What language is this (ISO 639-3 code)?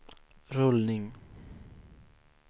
swe